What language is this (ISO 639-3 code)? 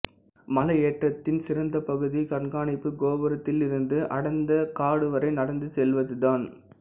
tam